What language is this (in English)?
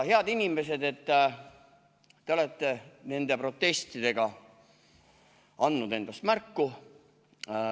Estonian